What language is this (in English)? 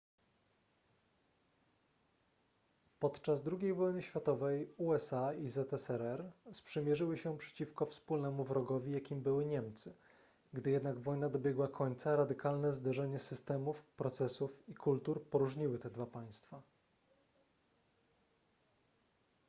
Polish